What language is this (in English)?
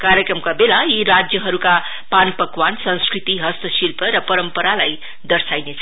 Nepali